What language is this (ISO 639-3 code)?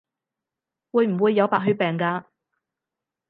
yue